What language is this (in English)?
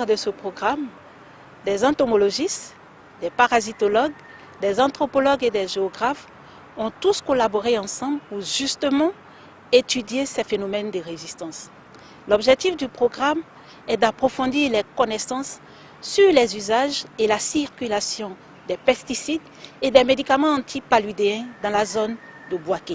French